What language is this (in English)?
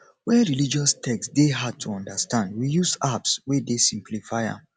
Nigerian Pidgin